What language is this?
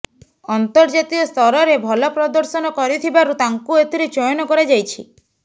Odia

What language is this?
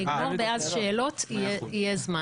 Hebrew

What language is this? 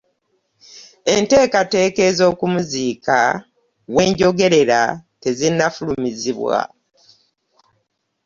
Ganda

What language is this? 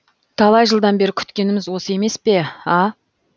Kazakh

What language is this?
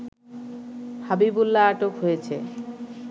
Bangla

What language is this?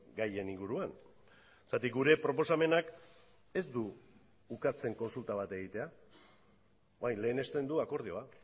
Basque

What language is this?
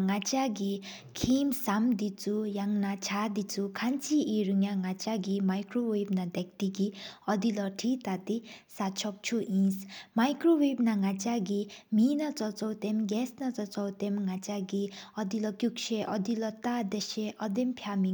Sikkimese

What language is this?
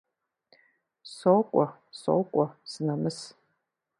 Kabardian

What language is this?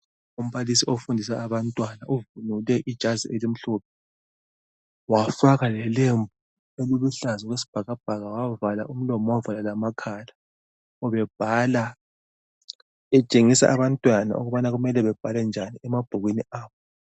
North Ndebele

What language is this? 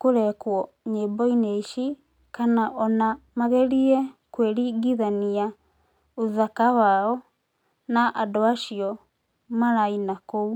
Kikuyu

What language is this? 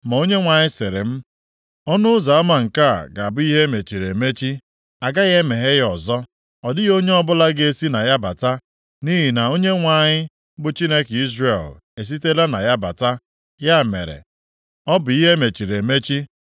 Igbo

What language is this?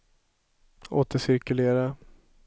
Swedish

